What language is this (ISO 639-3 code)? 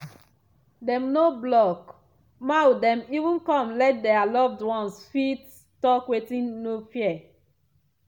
pcm